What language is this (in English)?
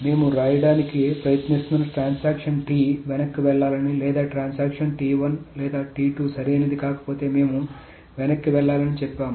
Telugu